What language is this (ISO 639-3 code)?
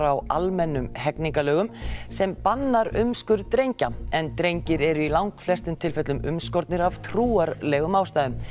isl